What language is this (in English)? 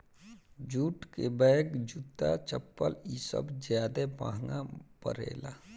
Bhojpuri